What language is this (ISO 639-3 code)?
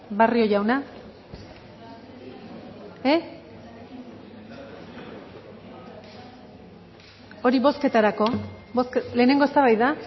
eus